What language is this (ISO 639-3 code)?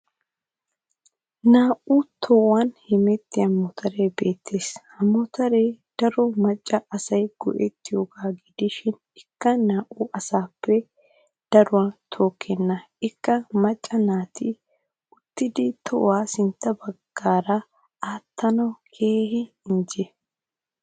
wal